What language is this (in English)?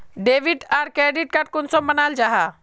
Magahi